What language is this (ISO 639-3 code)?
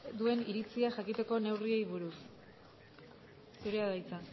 eus